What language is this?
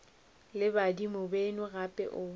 Northern Sotho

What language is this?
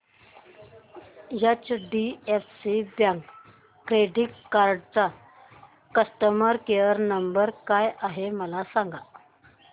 Marathi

